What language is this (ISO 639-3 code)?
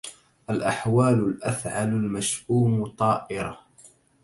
ara